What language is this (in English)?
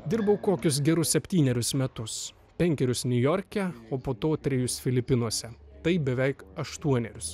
Lithuanian